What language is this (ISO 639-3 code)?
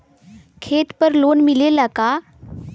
bho